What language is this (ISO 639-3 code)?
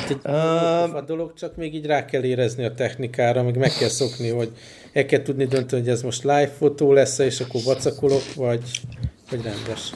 hun